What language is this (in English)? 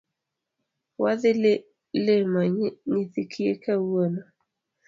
Luo (Kenya and Tanzania)